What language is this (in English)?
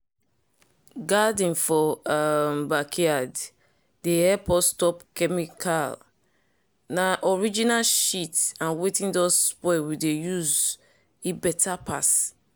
Nigerian Pidgin